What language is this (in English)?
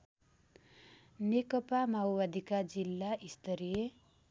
Nepali